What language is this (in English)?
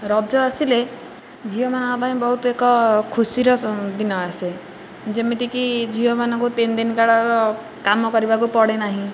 Odia